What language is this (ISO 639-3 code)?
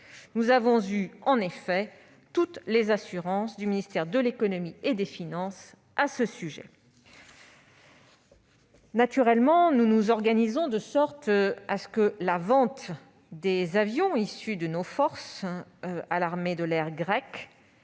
fra